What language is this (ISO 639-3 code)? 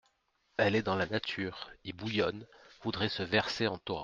fra